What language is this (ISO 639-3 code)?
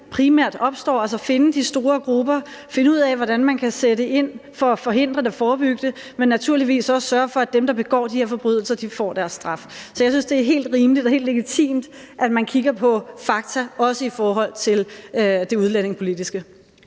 dan